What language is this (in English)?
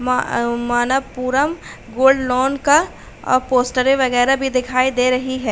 Hindi